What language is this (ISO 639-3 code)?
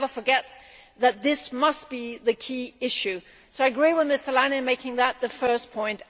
eng